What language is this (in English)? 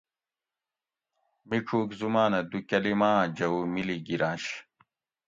Gawri